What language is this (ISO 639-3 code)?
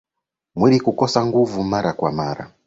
swa